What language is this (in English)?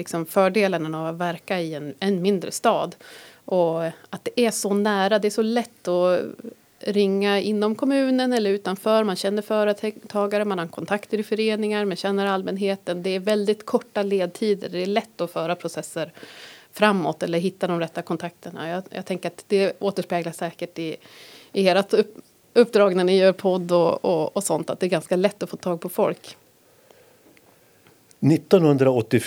Swedish